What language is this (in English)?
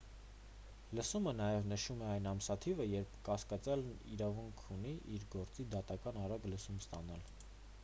Armenian